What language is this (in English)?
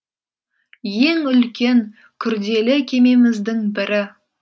Kazakh